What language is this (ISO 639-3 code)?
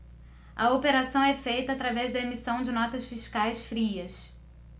por